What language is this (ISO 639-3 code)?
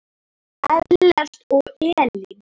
isl